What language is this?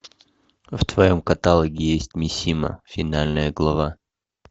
Russian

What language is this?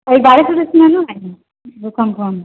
Maithili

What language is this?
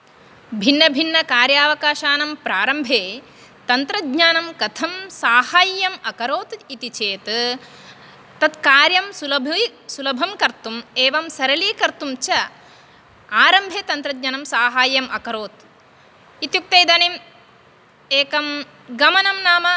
Sanskrit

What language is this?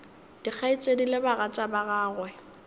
Northern Sotho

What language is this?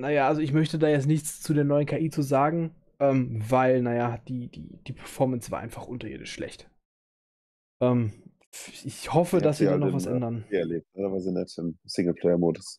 German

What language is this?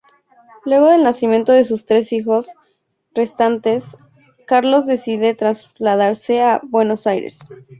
Spanish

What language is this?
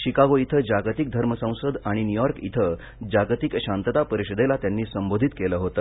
Marathi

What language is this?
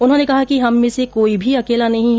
Hindi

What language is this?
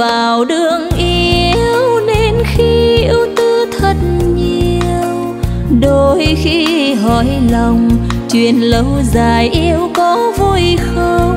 Vietnamese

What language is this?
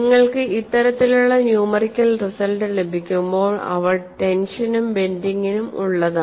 Malayalam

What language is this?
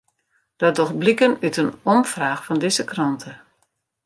Western Frisian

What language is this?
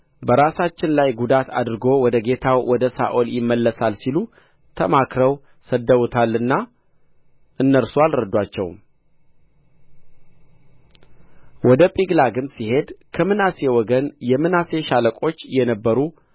Amharic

